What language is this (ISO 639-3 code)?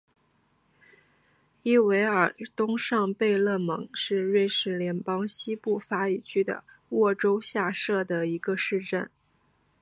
zho